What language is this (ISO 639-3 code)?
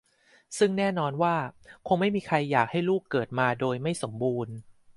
tha